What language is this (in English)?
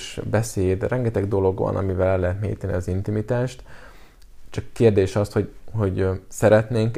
Hungarian